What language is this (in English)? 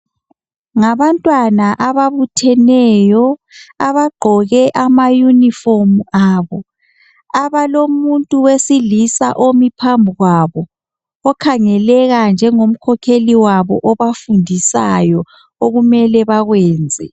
North Ndebele